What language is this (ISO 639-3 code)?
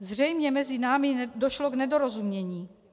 ces